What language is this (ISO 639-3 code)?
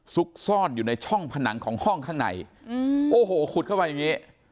tha